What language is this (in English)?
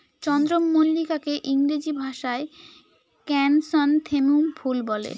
Bangla